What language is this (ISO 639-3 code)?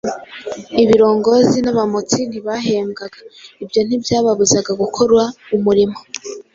kin